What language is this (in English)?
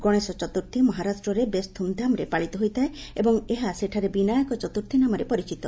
Odia